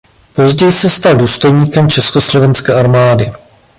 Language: Czech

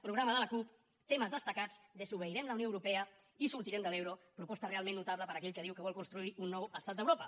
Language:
Catalan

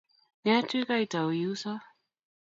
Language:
Kalenjin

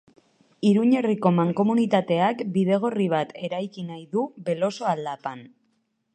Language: Basque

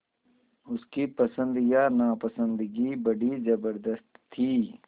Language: Hindi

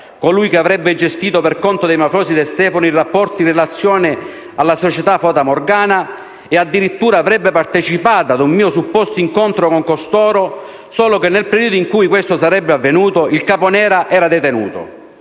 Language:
Italian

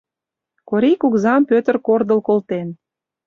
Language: Mari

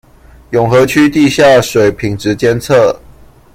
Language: Chinese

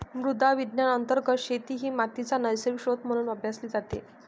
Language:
Marathi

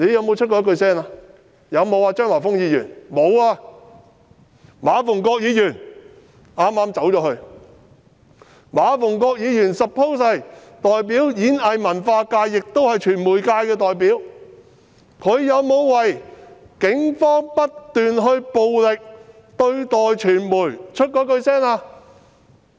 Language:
Cantonese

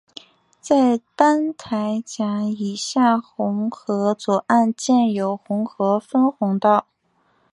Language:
Chinese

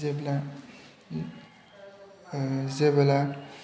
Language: Bodo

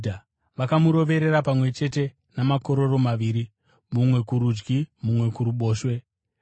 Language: Shona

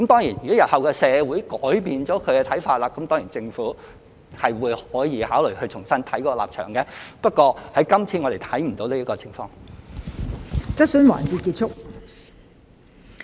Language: Cantonese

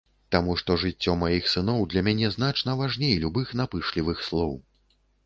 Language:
Belarusian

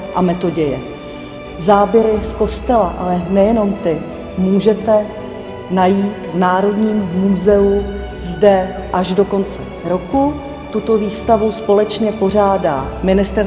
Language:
Czech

